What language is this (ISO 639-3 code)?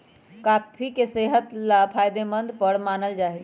mag